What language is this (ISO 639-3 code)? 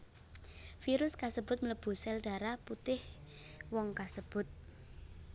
jav